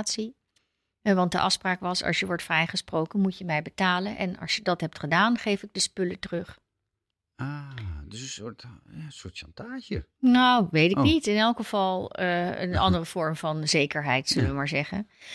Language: Dutch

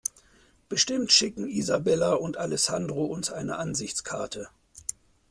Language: German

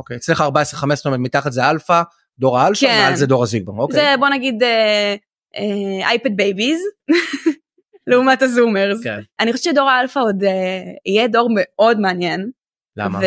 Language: Hebrew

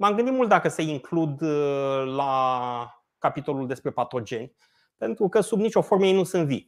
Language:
Romanian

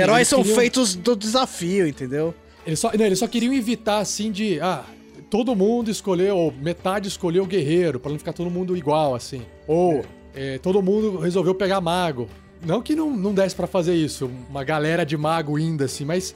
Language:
Portuguese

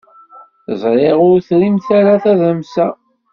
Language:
Kabyle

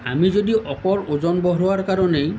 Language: Assamese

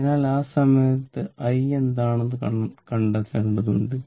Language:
Malayalam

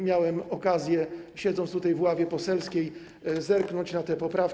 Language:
Polish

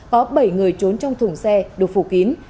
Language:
Vietnamese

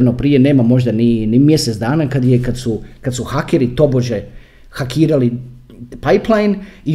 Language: Croatian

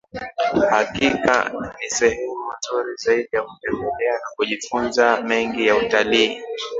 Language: Swahili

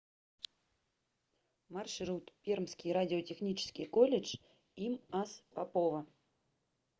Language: Russian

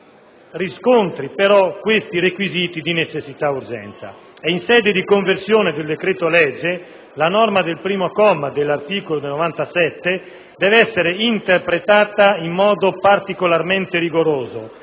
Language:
Italian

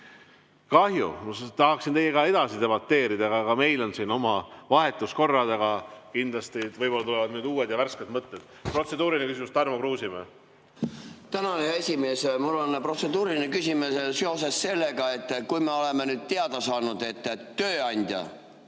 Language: Estonian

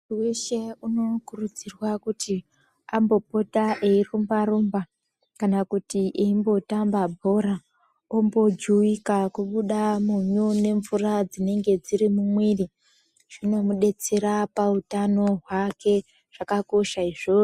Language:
Ndau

